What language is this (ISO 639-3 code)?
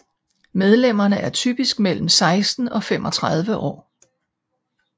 dan